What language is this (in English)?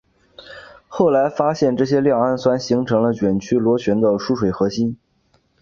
Chinese